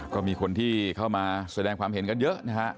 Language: Thai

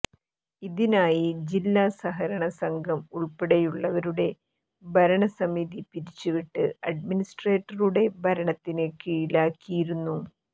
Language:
Malayalam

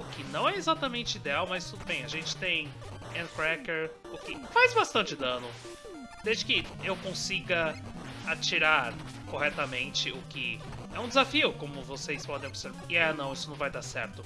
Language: Portuguese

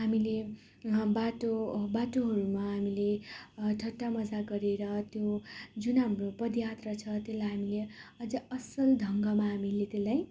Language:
Nepali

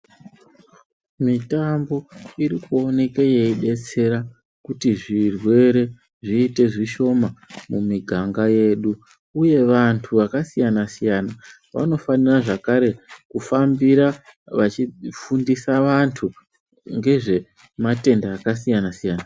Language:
Ndau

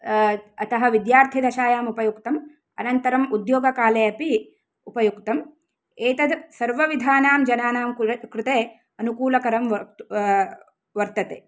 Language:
Sanskrit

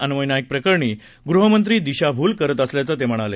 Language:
Marathi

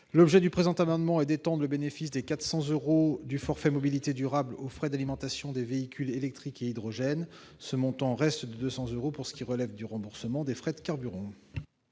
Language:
French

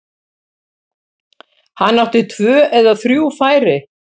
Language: Icelandic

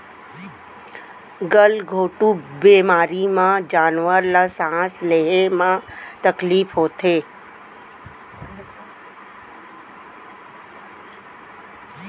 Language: Chhattisgarhi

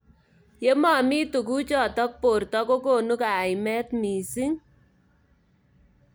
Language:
Kalenjin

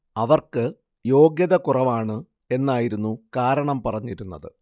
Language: Malayalam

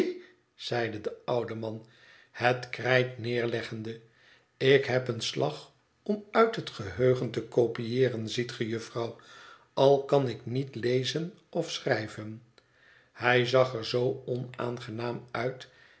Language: Dutch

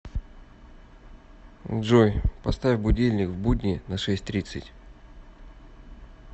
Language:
Russian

